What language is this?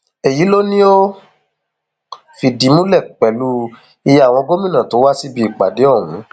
Yoruba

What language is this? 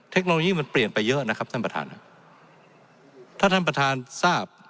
Thai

